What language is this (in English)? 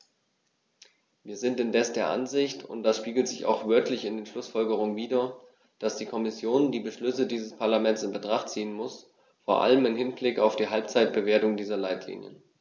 German